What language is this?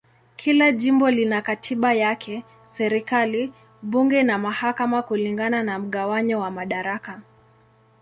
Swahili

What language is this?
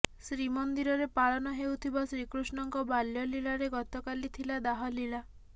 Odia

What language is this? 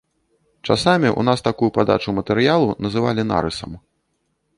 Belarusian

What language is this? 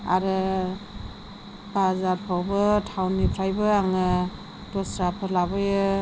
Bodo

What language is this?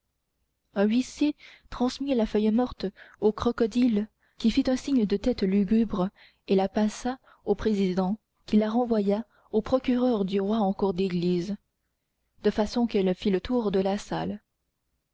French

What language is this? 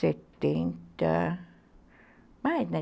Portuguese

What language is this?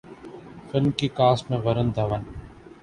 Urdu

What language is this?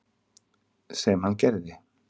Icelandic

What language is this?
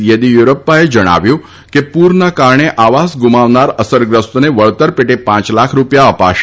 Gujarati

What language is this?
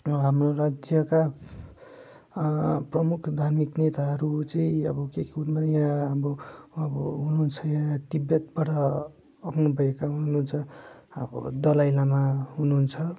Nepali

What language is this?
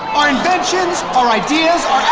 English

